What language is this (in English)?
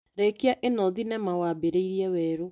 Kikuyu